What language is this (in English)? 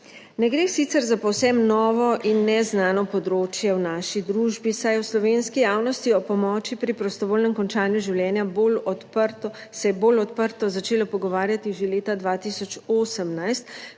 Slovenian